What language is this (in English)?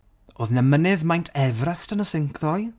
Welsh